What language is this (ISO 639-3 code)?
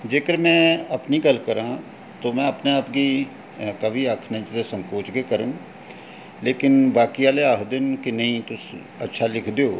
doi